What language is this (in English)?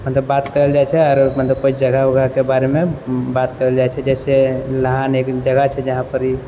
Maithili